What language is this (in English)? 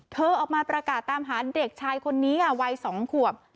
Thai